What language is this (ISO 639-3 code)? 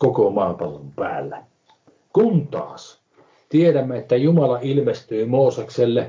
fin